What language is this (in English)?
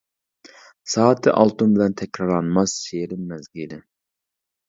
Uyghur